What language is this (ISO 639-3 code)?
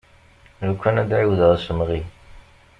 kab